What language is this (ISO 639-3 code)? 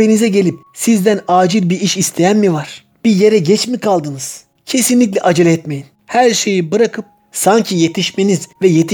tur